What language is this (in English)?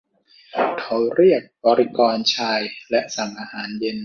Thai